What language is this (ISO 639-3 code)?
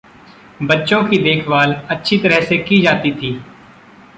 hin